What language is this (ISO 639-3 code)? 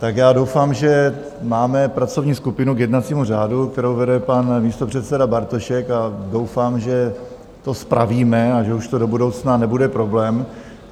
ces